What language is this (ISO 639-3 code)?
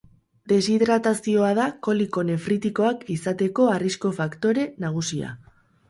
eus